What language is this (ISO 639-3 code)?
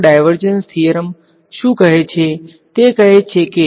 guj